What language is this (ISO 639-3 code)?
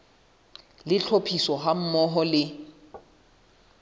sot